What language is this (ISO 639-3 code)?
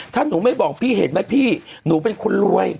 tha